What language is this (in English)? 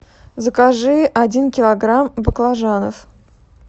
Russian